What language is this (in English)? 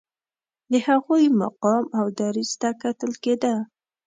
Pashto